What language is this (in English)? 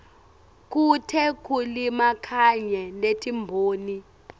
Swati